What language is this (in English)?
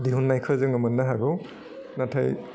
Bodo